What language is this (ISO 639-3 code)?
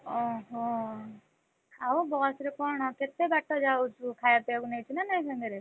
ori